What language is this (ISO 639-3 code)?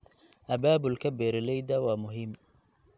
som